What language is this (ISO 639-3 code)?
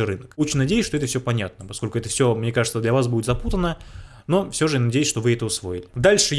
rus